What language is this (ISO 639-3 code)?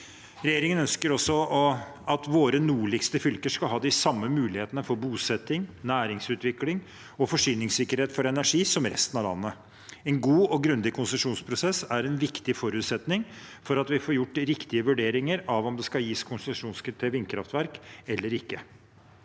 nor